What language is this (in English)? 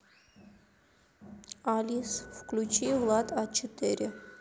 Russian